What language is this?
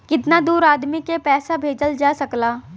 Bhojpuri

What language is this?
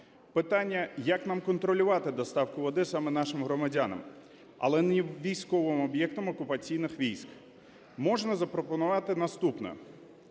Ukrainian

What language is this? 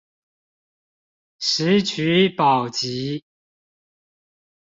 Chinese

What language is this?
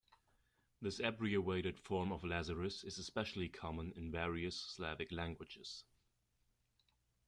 English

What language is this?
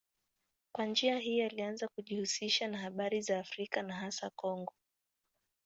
Swahili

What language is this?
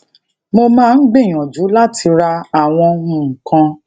Yoruba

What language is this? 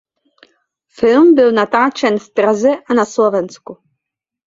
Czech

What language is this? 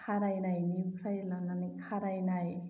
Bodo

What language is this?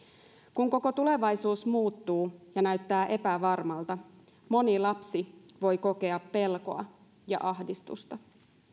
Finnish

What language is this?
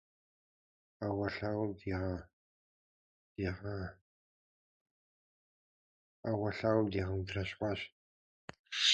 Kabardian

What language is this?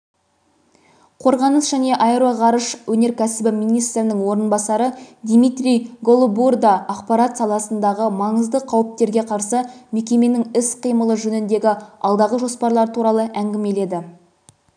Kazakh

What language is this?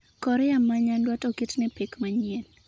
Luo (Kenya and Tanzania)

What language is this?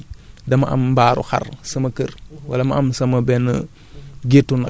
Wolof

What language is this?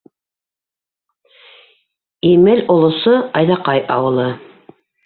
Bashkir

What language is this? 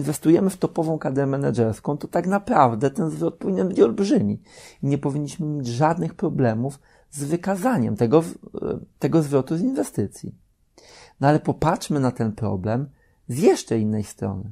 Polish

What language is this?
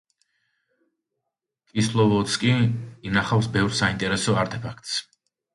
Georgian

